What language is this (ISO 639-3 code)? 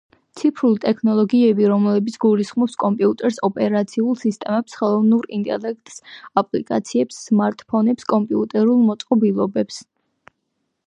kat